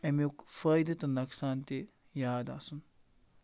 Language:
Kashmiri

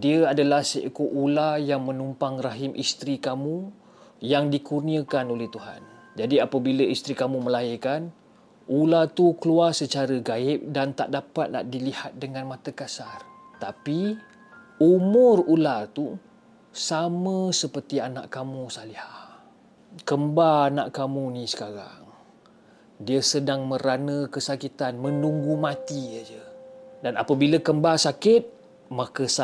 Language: Malay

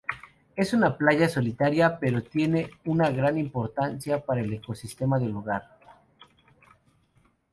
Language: Spanish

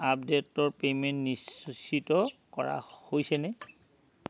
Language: Assamese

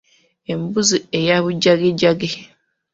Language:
Ganda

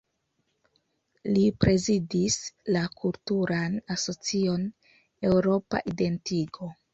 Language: Esperanto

